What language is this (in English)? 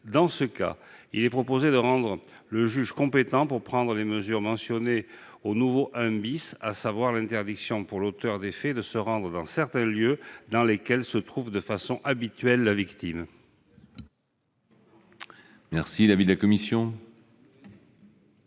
French